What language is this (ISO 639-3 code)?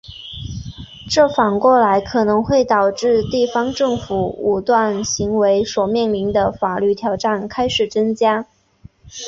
zho